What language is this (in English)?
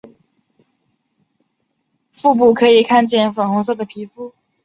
Chinese